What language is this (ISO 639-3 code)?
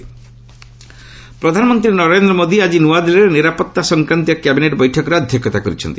ori